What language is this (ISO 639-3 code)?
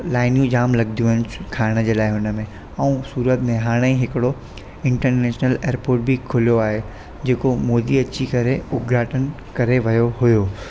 snd